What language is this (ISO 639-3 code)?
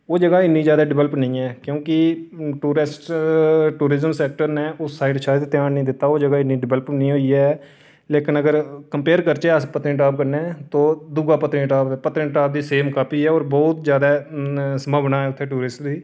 doi